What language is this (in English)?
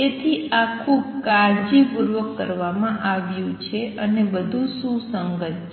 Gujarati